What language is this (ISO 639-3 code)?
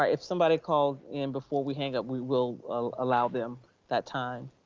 eng